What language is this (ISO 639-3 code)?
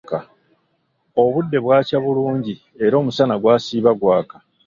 lug